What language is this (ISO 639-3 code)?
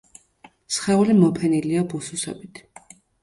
kat